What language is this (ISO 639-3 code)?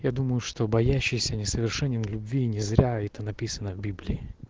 rus